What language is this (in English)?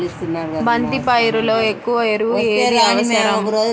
Telugu